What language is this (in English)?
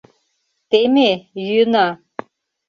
Mari